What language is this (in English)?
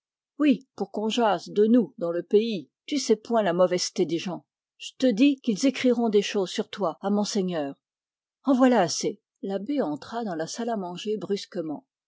French